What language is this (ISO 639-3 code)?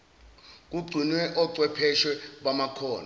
zul